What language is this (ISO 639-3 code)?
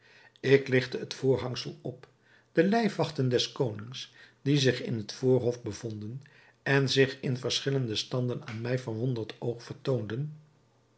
nld